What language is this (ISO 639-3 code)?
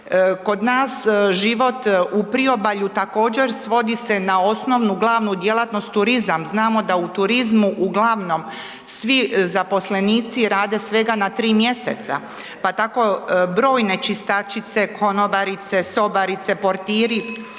hrv